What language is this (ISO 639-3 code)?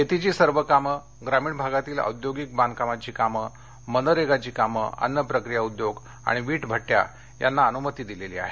mar